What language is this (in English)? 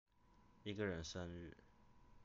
Chinese